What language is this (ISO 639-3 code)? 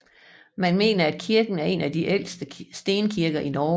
dan